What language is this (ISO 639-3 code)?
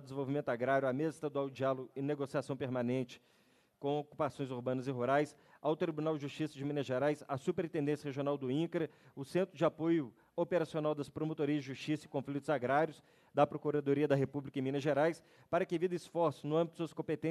por